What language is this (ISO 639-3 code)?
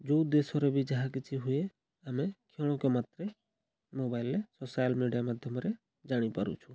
ori